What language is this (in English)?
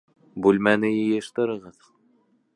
Bashkir